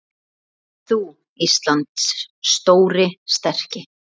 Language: Icelandic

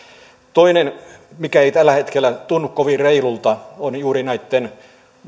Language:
Finnish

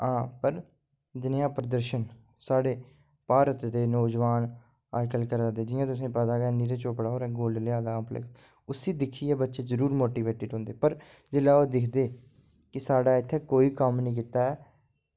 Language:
Dogri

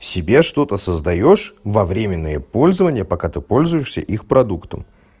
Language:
Russian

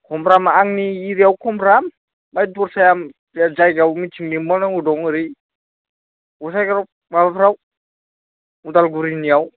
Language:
Bodo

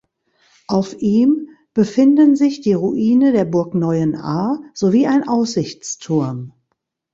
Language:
German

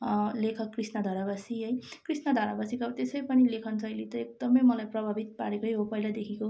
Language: Nepali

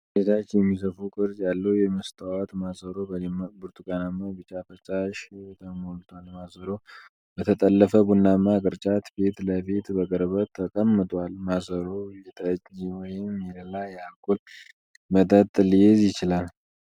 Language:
Amharic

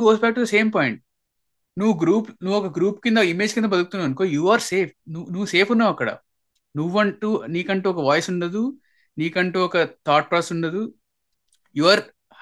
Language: Telugu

